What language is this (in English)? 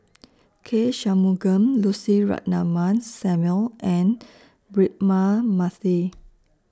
English